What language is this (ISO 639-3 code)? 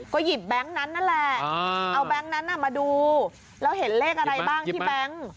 tha